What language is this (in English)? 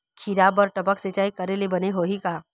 Chhattisgarhi